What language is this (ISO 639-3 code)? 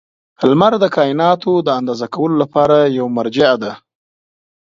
pus